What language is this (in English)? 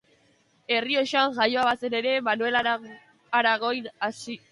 Basque